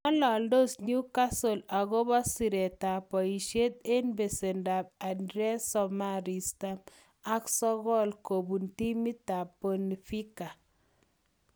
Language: Kalenjin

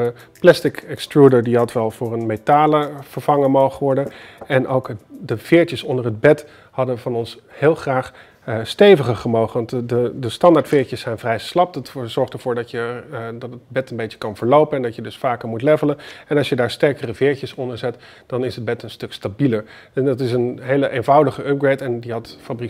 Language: Dutch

